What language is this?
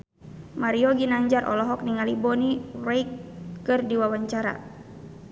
Sundanese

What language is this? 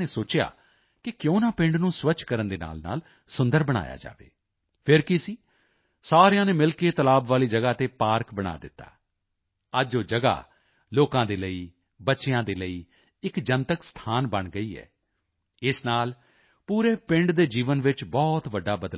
Punjabi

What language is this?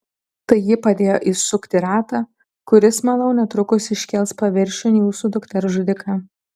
Lithuanian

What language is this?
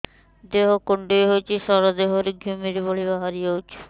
Odia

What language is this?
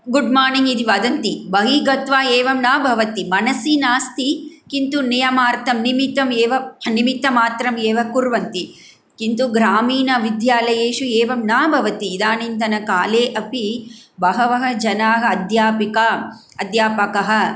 Sanskrit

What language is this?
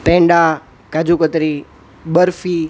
Gujarati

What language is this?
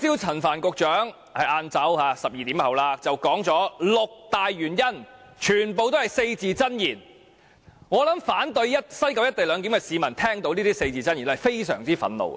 Cantonese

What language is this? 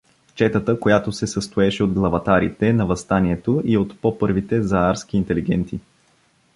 Bulgarian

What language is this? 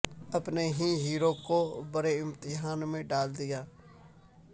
Urdu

